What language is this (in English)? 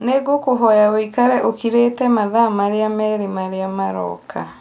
Kikuyu